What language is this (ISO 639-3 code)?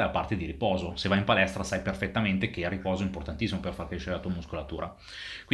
ita